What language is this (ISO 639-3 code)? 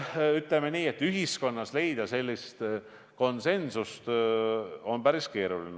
est